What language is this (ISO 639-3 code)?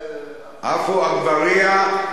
heb